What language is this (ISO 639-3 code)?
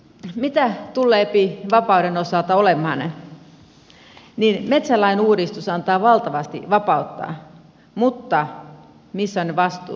fin